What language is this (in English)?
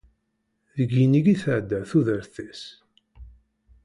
Kabyle